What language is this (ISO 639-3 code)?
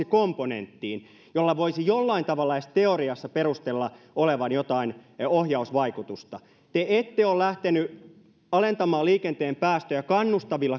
fin